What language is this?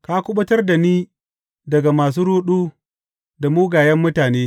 Hausa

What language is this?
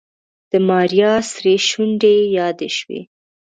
Pashto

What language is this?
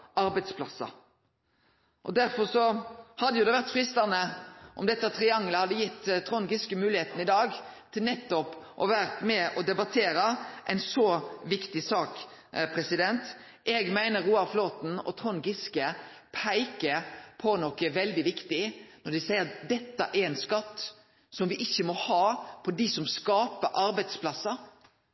Norwegian Nynorsk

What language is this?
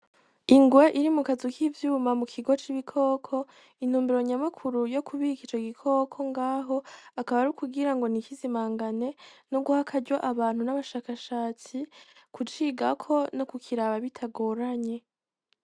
Rundi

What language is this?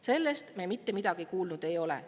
Estonian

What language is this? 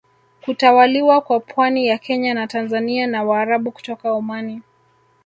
Swahili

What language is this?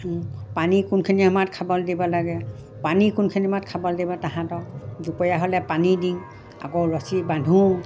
Assamese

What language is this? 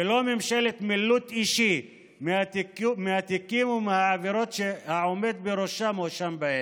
Hebrew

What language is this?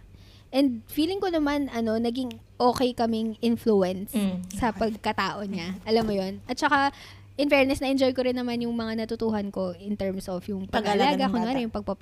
Filipino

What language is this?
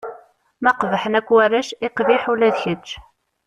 Kabyle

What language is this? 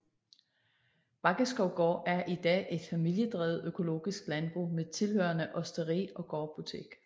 Danish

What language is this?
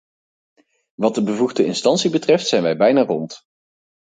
Dutch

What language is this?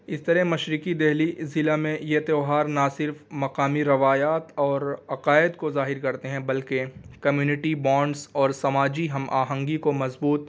Urdu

